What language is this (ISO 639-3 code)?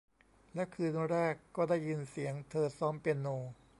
tha